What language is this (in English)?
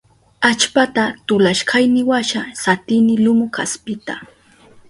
Southern Pastaza Quechua